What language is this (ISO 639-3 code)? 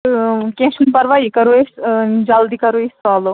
kas